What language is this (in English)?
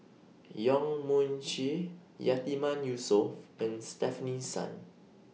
English